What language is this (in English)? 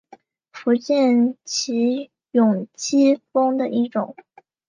Chinese